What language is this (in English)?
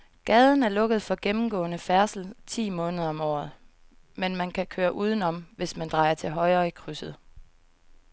Danish